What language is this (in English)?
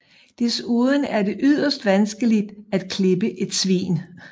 Danish